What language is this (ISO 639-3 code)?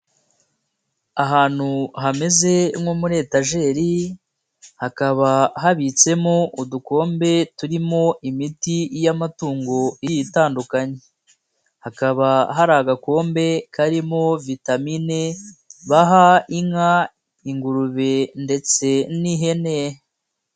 kin